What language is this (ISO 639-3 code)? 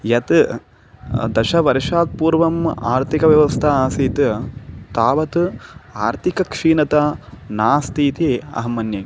san